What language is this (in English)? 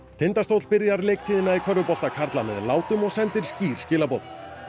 Icelandic